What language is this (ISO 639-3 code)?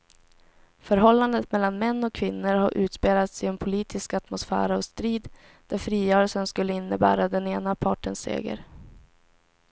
swe